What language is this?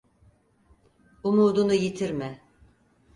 Turkish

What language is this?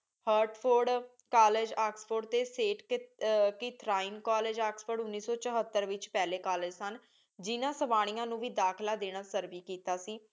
Punjabi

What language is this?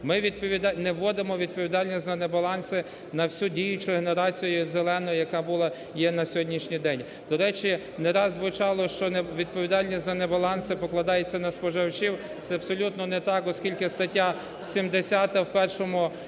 Ukrainian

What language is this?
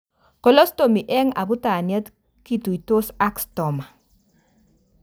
Kalenjin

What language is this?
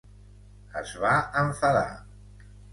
Catalan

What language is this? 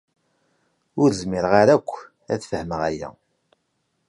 Kabyle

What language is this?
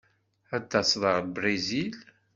Kabyle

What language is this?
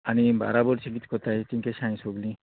Konkani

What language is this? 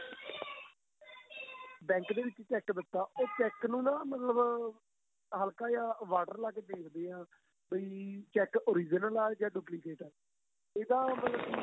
Punjabi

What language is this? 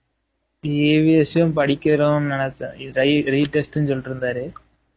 Tamil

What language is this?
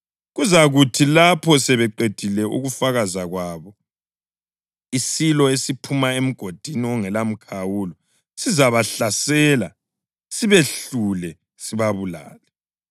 North Ndebele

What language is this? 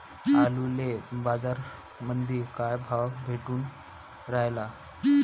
Marathi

